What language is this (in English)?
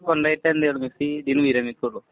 Malayalam